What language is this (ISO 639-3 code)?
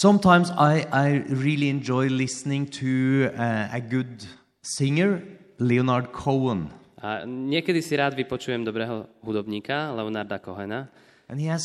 slk